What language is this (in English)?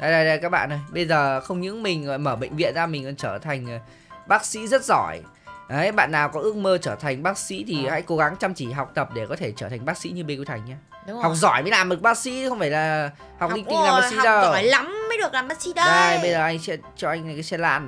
Vietnamese